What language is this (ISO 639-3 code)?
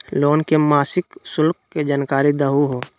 mag